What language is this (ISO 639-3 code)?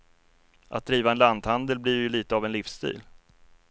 swe